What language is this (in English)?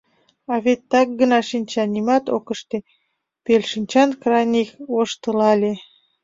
Mari